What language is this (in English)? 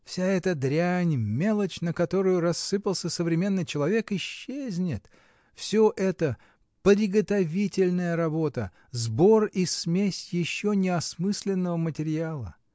Russian